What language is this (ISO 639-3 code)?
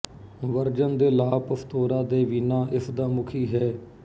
pan